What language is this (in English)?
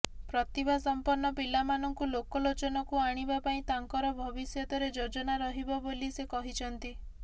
Odia